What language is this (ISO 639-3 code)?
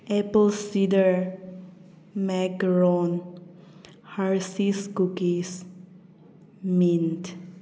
mni